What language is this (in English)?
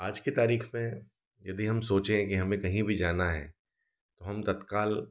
Hindi